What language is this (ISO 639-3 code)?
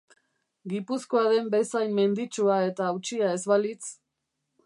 eus